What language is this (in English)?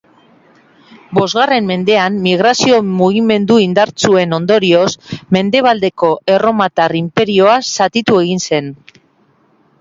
Basque